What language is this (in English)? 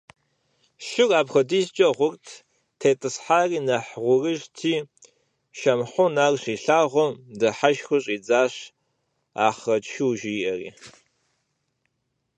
Kabardian